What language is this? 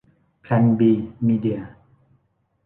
Thai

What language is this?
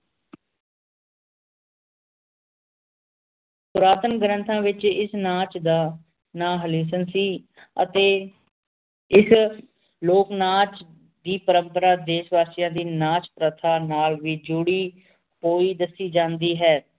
Punjabi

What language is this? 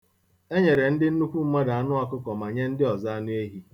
Igbo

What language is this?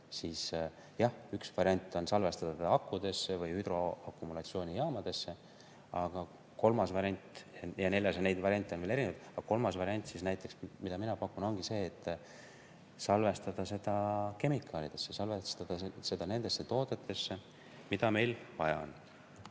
Estonian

